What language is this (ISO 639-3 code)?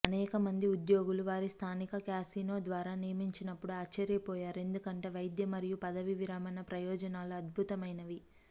tel